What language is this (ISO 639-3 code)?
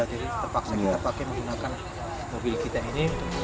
ind